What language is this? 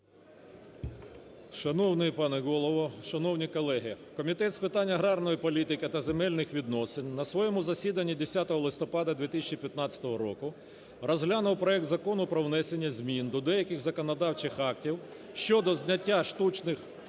Ukrainian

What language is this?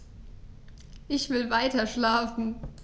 German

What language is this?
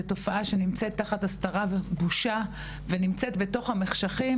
Hebrew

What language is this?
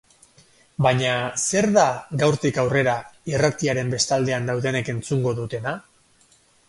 Basque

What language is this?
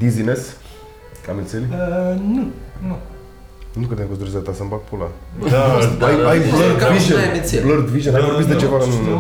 Romanian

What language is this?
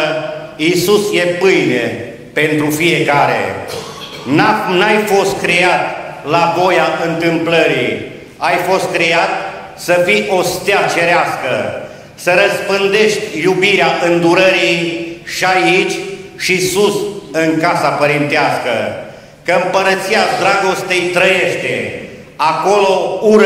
Romanian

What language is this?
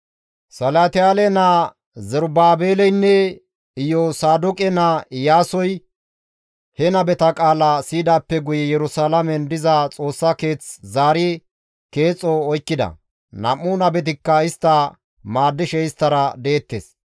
Gamo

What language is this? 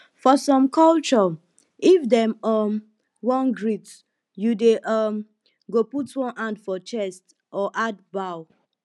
Nigerian Pidgin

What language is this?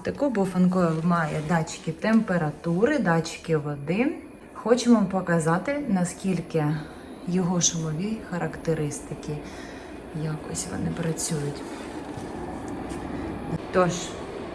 Ukrainian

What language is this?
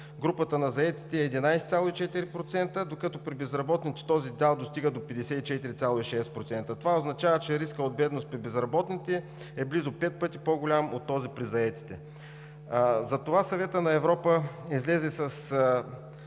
Bulgarian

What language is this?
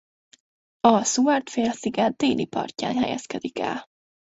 Hungarian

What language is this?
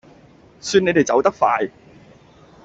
Cantonese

